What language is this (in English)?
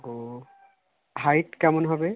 Bangla